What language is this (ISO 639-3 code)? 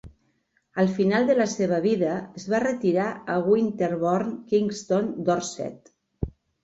cat